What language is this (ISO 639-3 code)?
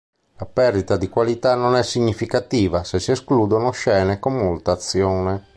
ita